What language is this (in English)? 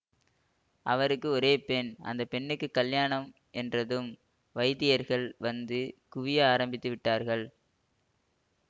Tamil